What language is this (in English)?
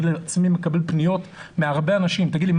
Hebrew